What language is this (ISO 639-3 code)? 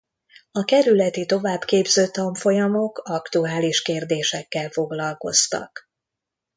hun